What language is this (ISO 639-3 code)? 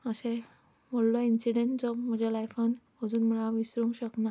kok